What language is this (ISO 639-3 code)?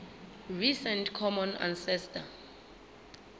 sot